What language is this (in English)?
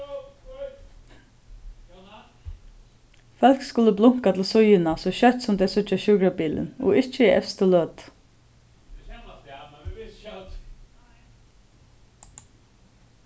Faroese